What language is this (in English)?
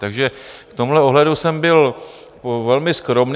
Czech